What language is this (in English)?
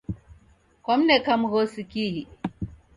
Taita